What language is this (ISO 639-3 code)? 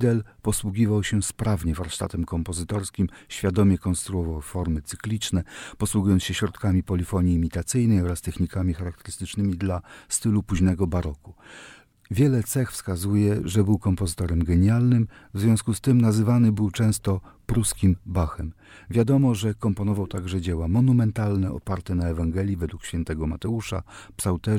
pol